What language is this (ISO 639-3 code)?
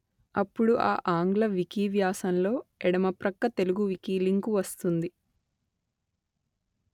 tel